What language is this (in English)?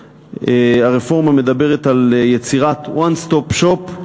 Hebrew